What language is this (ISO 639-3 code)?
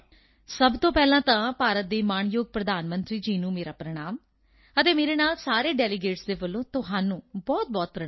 pan